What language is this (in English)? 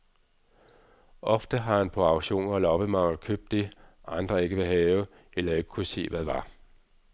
Danish